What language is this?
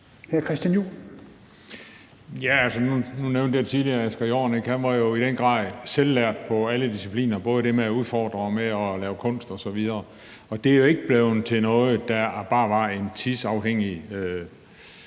Danish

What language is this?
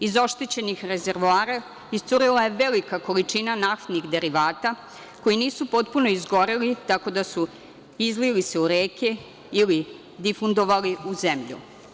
Serbian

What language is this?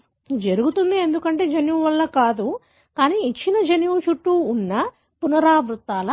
Telugu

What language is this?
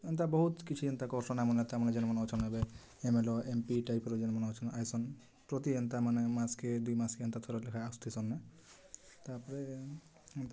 Odia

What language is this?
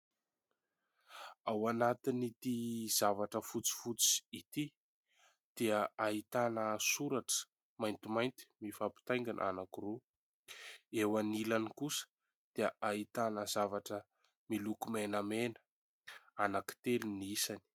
Malagasy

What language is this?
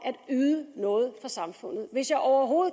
Danish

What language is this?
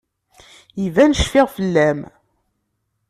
Kabyle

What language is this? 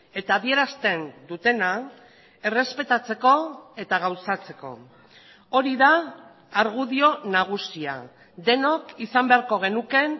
Basque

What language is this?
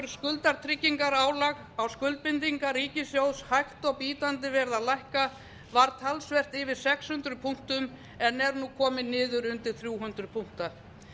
Icelandic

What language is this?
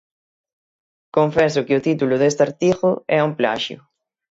Galician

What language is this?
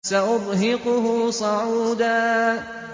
Arabic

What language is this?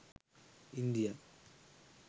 Sinhala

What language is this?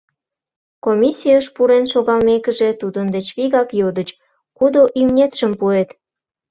Mari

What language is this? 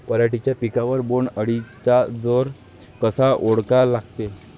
Marathi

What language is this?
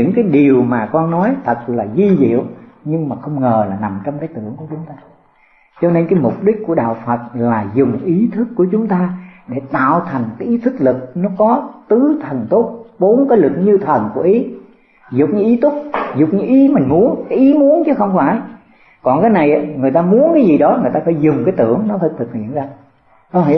Vietnamese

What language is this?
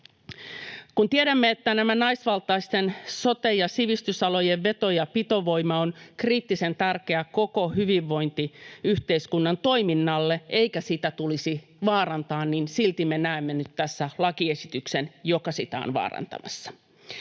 Finnish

